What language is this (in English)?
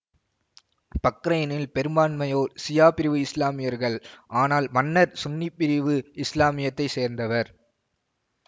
Tamil